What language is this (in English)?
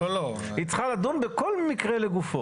Hebrew